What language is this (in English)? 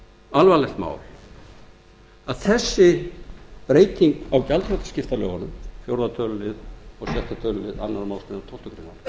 Icelandic